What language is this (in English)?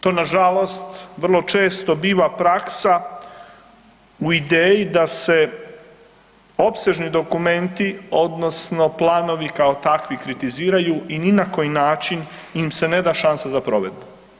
Croatian